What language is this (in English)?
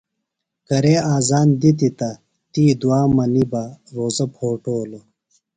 Phalura